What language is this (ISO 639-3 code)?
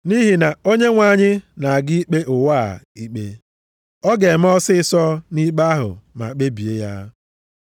ibo